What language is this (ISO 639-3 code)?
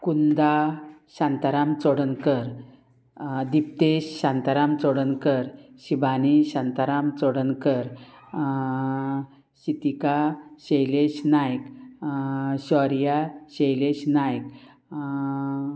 kok